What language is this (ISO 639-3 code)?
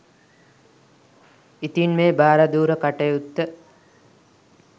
sin